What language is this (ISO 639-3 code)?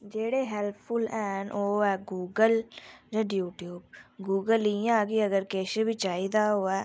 doi